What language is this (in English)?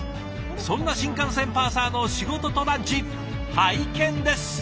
Japanese